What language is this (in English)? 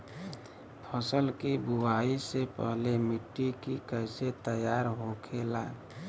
Bhojpuri